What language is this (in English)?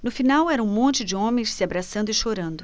Portuguese